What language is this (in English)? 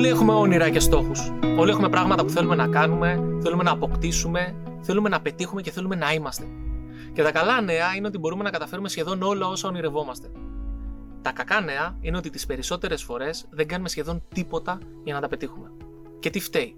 Greek